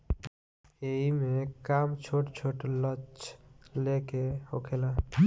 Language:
Bhojpuri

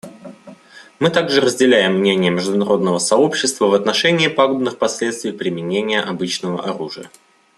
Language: Russian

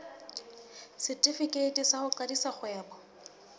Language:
Southern Sotho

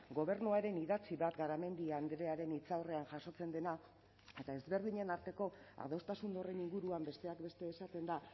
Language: Basque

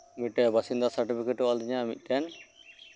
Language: Santali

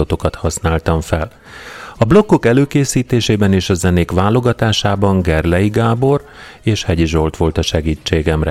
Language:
Hungarian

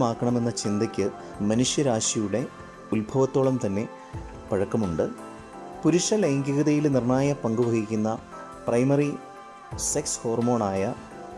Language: Malayalam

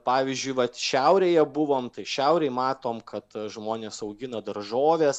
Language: Lithuanian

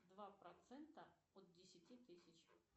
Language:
Russian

